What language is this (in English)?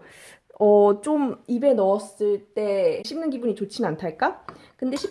Korean